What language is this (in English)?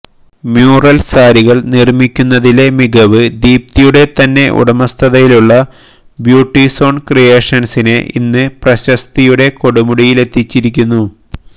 Malayalam